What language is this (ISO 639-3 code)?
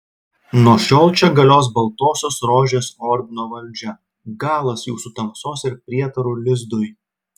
lit